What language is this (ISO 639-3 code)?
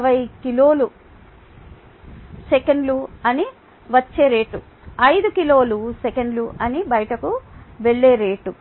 tel